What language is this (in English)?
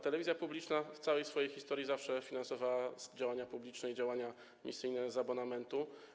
Polish